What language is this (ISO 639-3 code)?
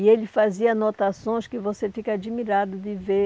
por